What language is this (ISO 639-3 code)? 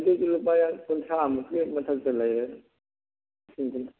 mni